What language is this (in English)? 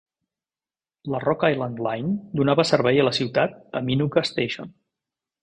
Catalan